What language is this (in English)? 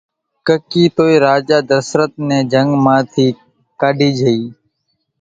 Kachi Koli